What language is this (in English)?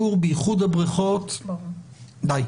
Hebrew